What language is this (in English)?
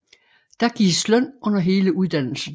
Danish